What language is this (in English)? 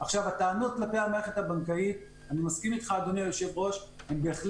Hebrew